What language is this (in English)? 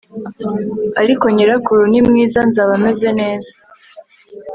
Kinyarwanda